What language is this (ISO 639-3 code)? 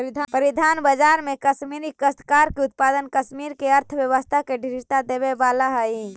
mag